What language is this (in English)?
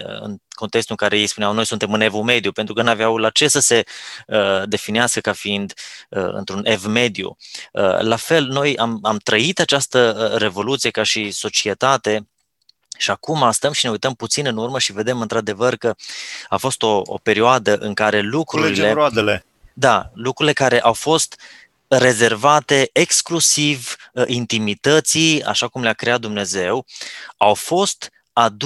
Romanian